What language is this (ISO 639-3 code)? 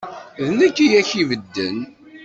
kab